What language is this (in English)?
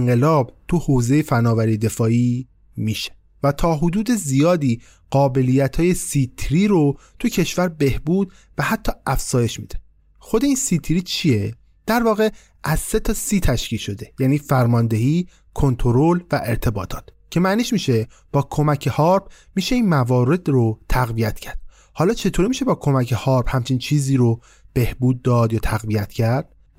Persian